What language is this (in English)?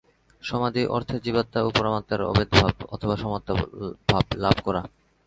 Bangla